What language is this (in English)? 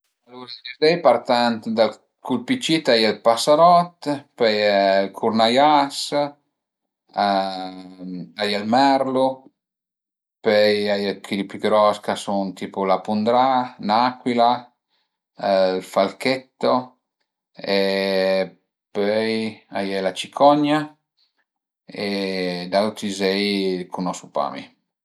Piedmontese